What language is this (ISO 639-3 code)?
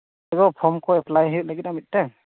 sat